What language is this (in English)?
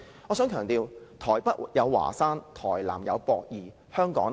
Cantonese